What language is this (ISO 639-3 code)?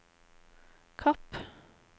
nor